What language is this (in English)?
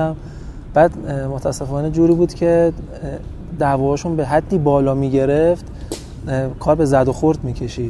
Persian